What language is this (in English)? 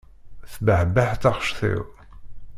Kabyle